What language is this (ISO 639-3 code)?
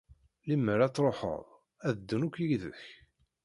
kab